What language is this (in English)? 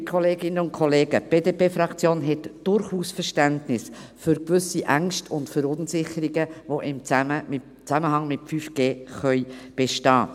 Swiss German